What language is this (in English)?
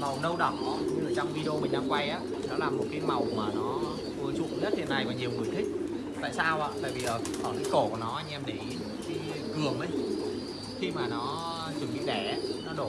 Vietnamese